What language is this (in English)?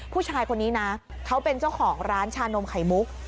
Thai